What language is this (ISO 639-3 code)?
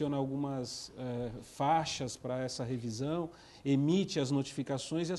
por